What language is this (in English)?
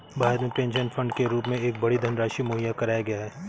Hindi